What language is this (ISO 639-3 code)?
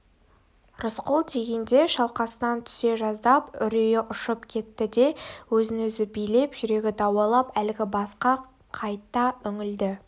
kaz